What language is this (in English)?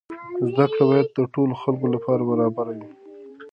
Pashto